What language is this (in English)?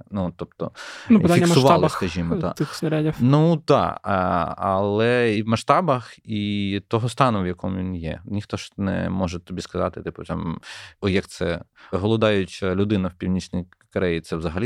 Ukrainian